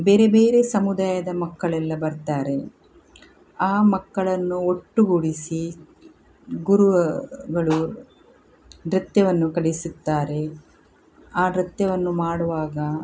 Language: Kannada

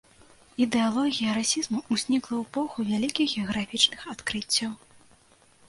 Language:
Belarusian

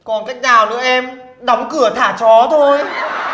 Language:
Vietnamese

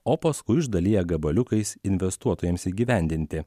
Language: Lithuanian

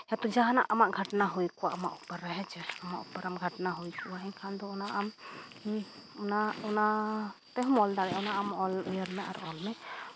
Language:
Santali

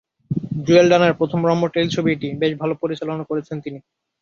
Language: Bangla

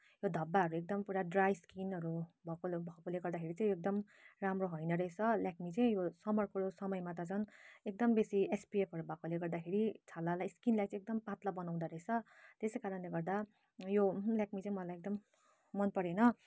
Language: Nepali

